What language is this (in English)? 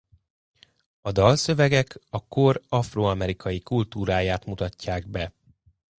Hungarian